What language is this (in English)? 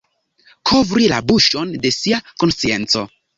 Esperanto